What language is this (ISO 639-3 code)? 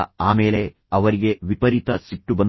kan